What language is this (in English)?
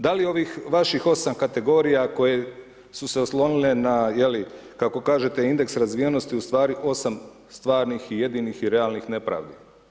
Croatian